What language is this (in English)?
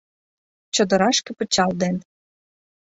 Mari